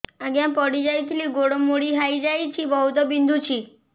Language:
Odia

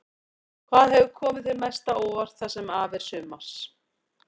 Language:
Icelandic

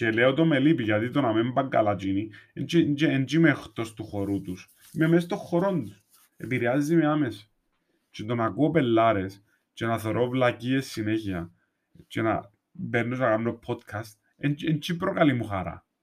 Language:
Greek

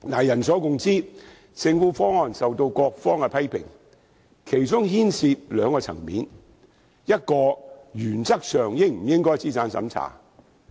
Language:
Cantonese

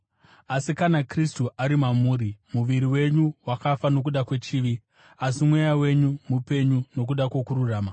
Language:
Shona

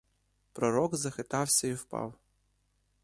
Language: Ukrainian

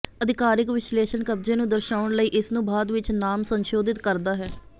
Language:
Punjabi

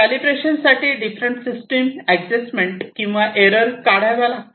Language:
Marathi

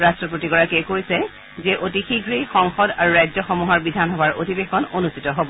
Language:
Assamese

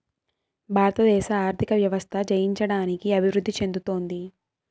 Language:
Telugu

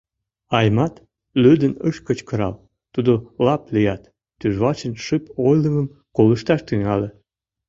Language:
Mari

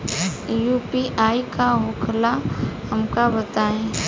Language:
Bhojpuri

